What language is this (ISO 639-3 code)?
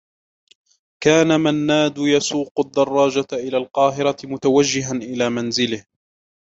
ara